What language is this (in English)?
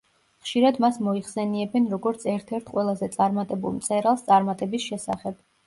Georgian